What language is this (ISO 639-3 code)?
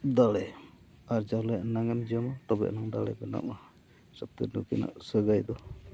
sat